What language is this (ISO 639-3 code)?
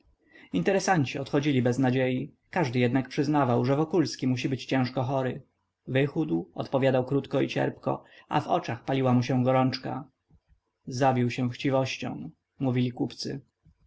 pol